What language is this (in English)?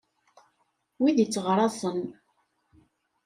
Kabyle